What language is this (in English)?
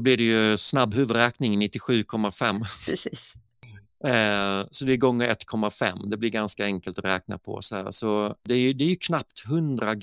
Swedish